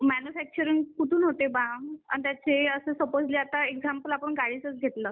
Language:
Marathi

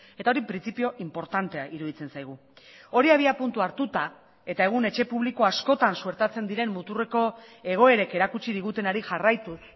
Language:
Basque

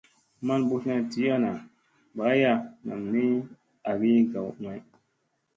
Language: Musey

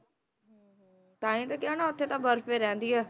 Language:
Punjabi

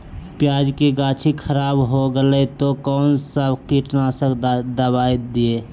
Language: Magahi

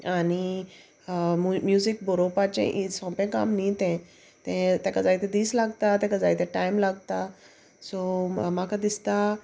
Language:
Konkani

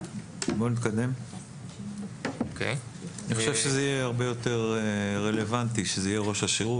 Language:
Hebrew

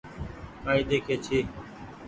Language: Goaria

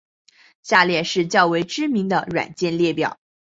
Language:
Chinese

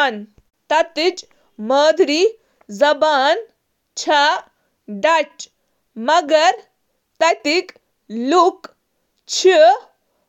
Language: Kashmiri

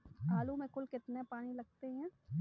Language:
Hindi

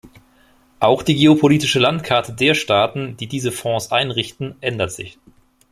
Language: German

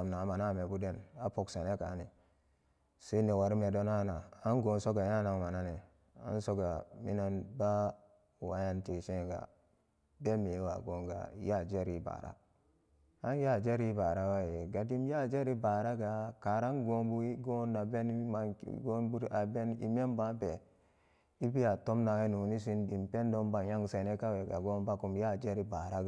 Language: Samba Daka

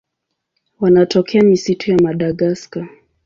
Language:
Swahili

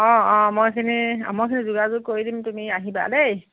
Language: Assamese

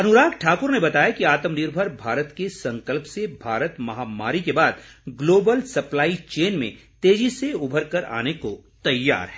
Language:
Hindi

